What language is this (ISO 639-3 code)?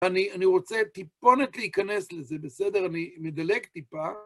heb